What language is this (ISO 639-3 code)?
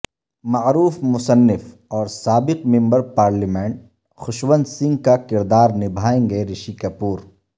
urd